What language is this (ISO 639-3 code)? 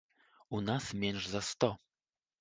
bel